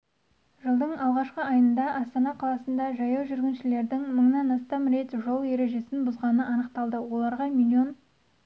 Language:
Kazakh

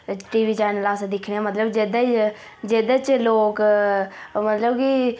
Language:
Dogri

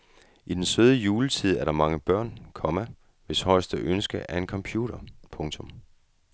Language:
Danish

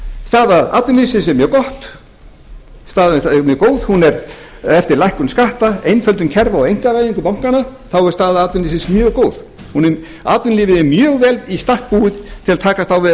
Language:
Icelandic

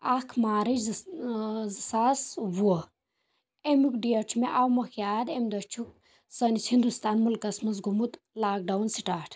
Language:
Kashmiri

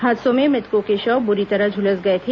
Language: Hindi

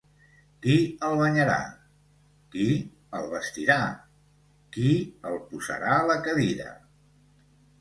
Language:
Catalan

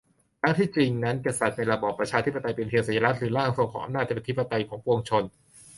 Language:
Thai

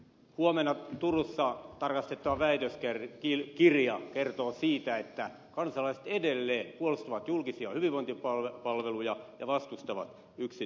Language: Finnish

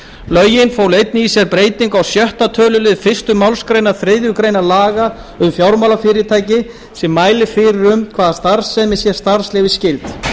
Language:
Icelandic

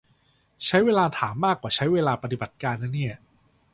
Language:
Thai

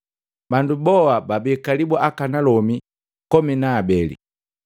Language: Matengo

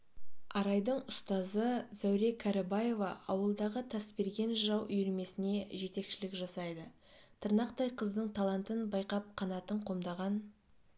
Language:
Kazakh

